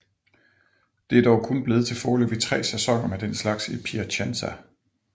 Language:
Danish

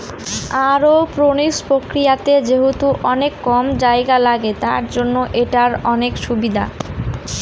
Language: Bangla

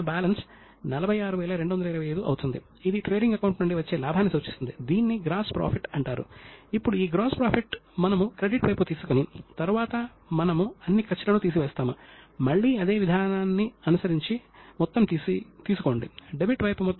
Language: Telugu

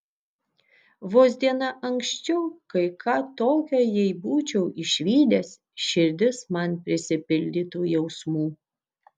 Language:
Lithuanian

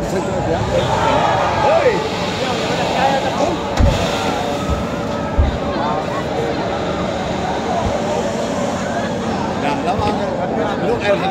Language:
Dutch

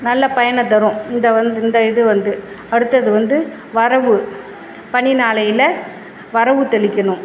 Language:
Tamil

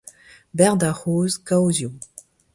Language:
Breton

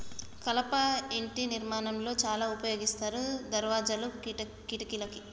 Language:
Telugu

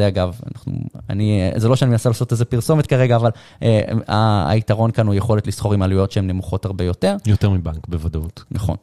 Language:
Hebrew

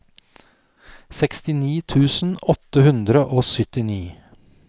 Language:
Norwegian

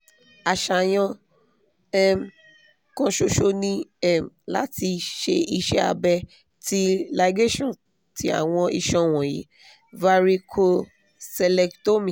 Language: Yoruba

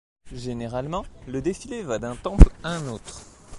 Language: French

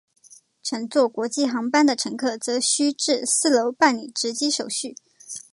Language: Chinese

